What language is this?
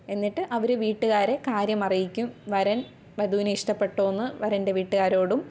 Malayalam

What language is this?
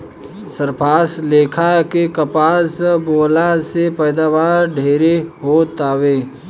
Bhojpuri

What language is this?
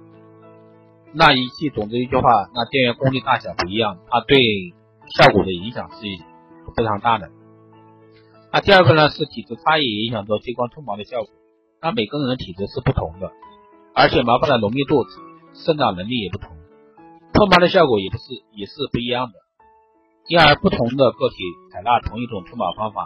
Chinese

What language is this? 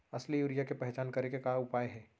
Chhattisgarhi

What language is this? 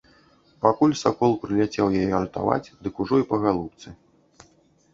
Belarusian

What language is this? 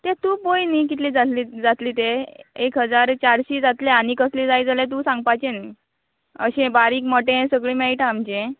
Konkani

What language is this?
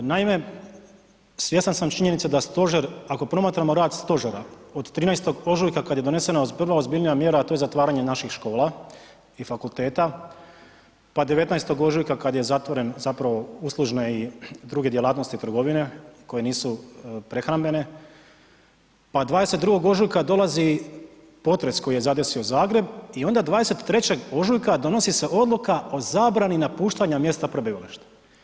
Croatian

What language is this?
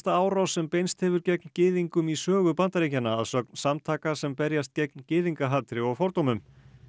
Icelandic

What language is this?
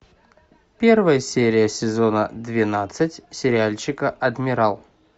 Russian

